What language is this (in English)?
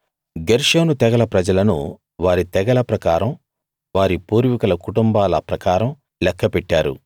Telugu